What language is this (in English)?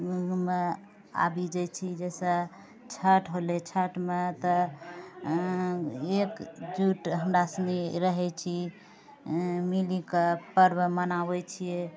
Maithili